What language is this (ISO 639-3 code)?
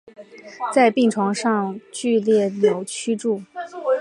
zho